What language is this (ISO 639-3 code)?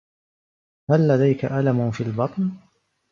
ara